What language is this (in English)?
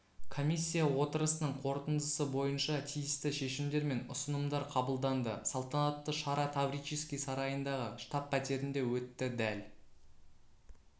Kazakh